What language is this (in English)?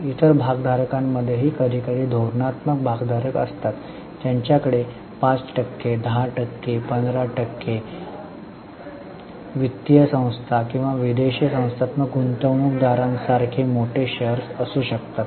Marathi